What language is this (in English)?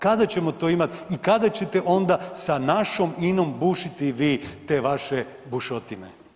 Croatian